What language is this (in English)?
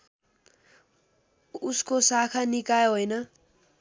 Nepali